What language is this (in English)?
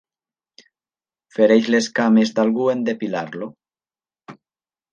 Catalan